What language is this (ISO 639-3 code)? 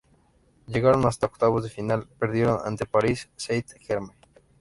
spa